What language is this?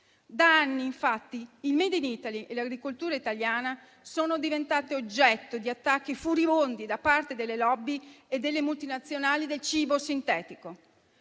Italian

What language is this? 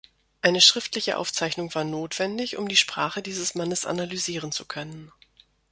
German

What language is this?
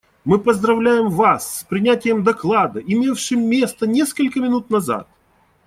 Russian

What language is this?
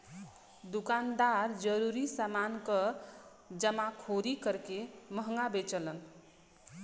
Bhojpuri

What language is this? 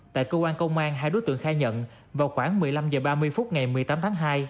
Vietnamese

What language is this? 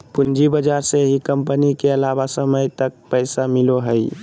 Magahi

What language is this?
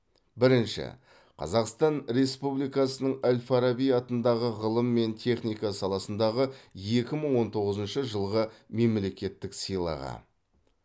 Kazakh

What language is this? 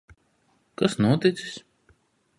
Latvian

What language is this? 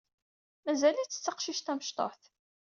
Kabyle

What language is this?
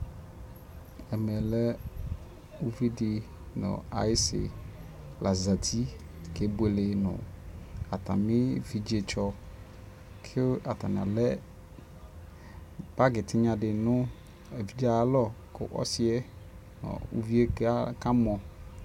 Ikposo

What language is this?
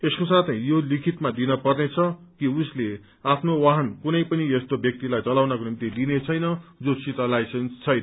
Nepali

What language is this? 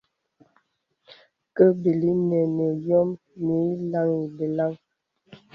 Bebele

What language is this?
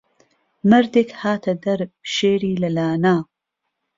Central Kurdish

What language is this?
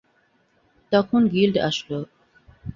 Bangla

